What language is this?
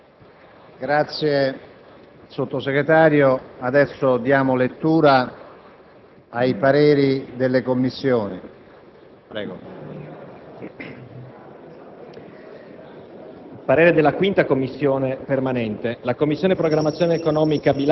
Italian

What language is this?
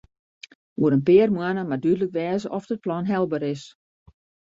Western Frisian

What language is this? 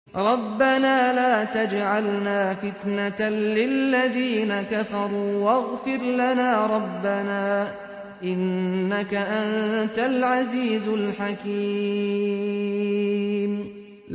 Arabic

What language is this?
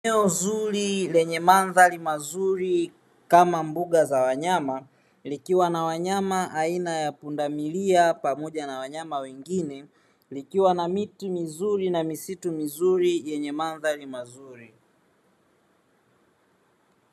Swahili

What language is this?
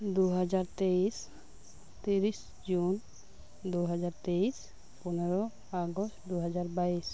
Santali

